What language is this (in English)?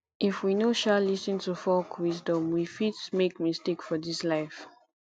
Nigerian Pidgin